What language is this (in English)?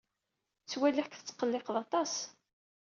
Kabyle